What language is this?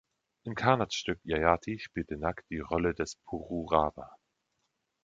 German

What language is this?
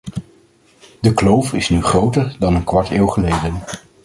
Dutch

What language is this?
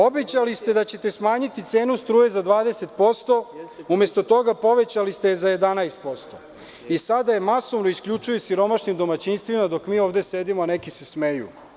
Serbian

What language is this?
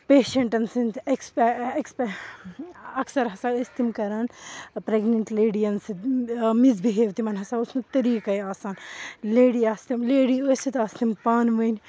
Kashmiri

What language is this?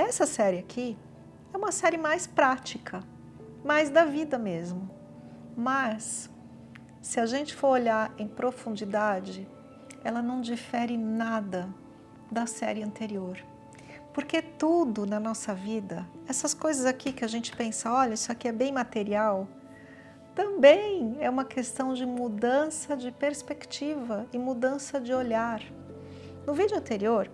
Portuguese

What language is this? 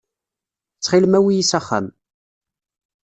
Kabyle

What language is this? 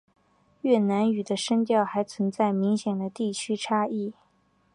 Chinese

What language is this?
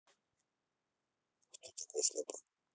Russian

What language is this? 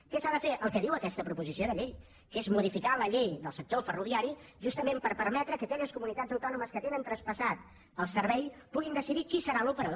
Catalan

